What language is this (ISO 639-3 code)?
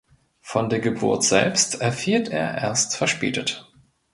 deu